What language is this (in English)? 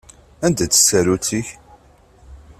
Kabyle